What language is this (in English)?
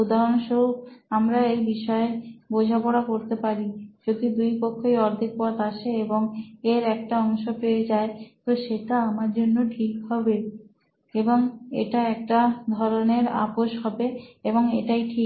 Bangla